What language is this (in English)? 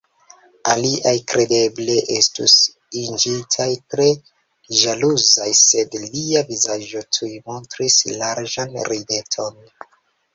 Esperanto